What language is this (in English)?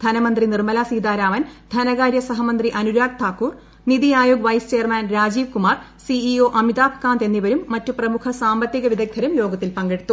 Malayalam